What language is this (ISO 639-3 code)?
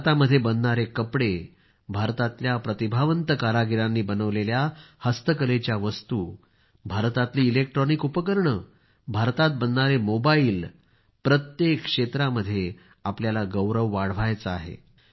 mar